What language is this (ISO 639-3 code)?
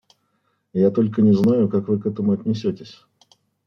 rus